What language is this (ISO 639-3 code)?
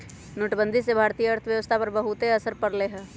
mag